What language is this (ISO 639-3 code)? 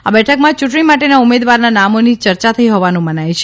guj